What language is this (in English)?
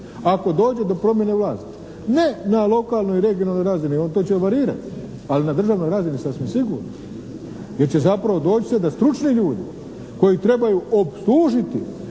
Croatian